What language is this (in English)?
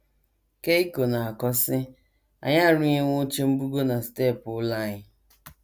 Igbo